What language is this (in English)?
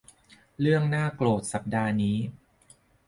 Thai